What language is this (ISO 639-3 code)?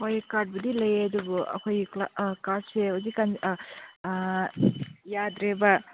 mni